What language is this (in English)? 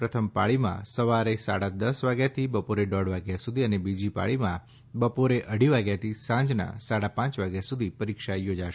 Gujarati